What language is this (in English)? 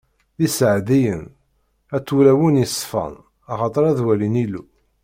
Kabyle